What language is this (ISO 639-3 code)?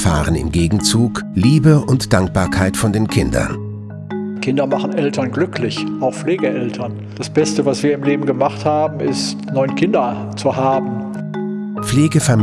deu